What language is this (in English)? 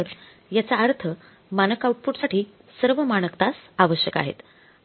Marathi